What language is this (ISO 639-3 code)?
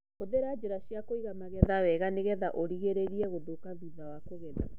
kik